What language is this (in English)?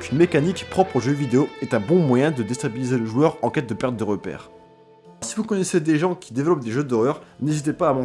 French